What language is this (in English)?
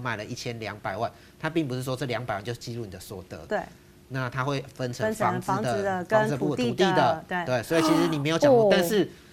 Chinese